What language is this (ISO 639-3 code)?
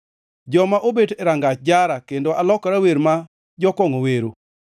luo